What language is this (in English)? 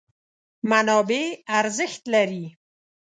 Pashto